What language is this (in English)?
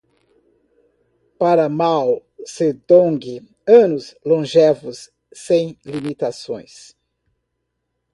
Portuguese